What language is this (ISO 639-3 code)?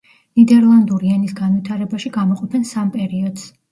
kat